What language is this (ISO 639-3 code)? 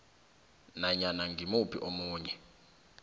nbl